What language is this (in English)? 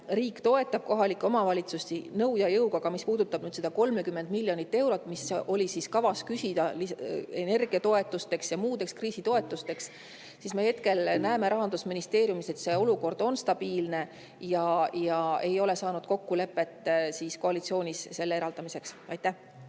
Estonian